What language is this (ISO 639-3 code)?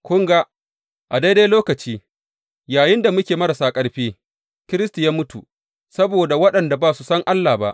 hau